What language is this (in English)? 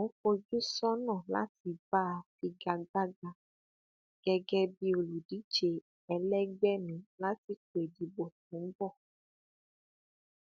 Yoruba